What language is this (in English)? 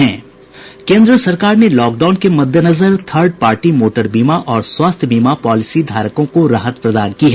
Hindi